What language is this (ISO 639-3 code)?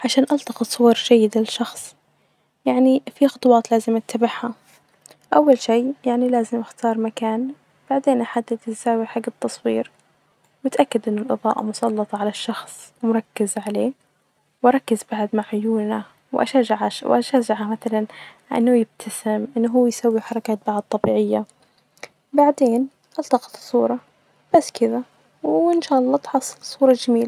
ars